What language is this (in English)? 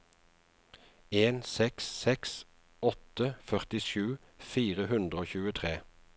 Norwegian